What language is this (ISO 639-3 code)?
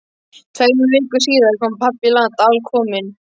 isl